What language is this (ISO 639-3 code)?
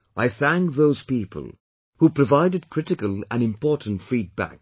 eng